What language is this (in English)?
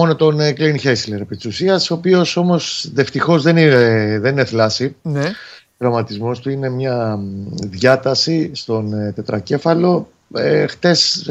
Greek